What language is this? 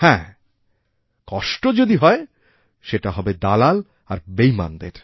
Bangla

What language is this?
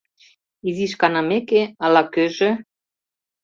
Mari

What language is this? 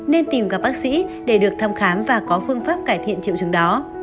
Vietnamese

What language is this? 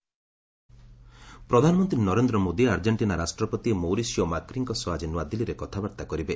Odia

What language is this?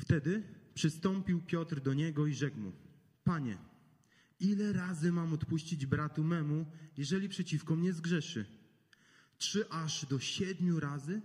Polish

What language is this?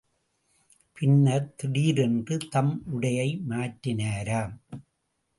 Tamil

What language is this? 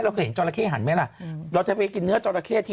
Thai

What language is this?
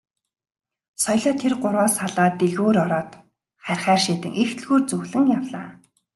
Mongolian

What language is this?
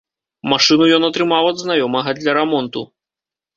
Belarusian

